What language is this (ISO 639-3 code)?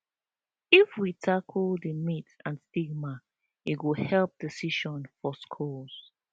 pcm